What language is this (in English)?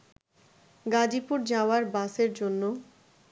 Bangla